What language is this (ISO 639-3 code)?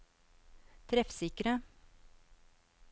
nor